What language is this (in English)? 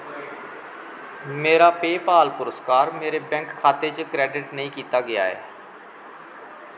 Dogri